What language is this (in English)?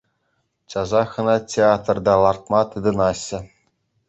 Chuvash